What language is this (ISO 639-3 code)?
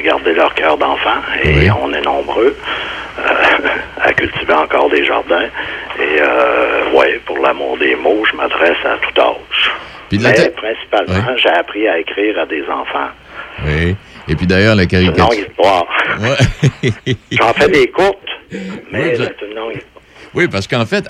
fra